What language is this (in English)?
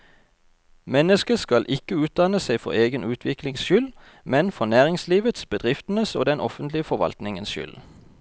Norwegian